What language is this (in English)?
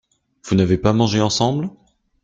French